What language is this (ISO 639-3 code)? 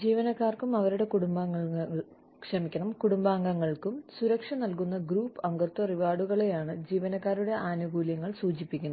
mal